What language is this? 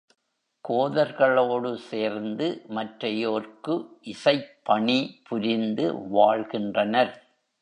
Tamil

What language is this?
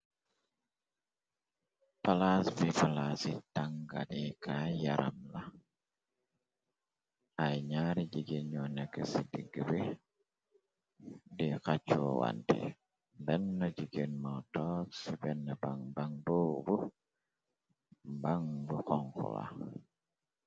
Wolof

